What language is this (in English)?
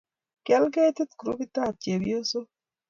Kalenjin